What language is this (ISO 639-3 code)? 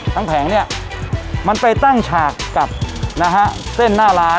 tha